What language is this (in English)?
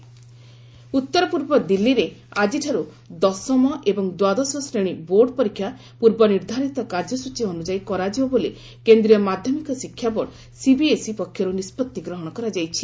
Odia